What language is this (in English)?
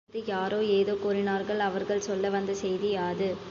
Tamil